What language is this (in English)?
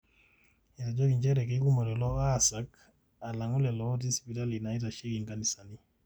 Masai